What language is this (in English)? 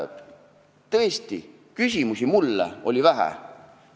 Estonian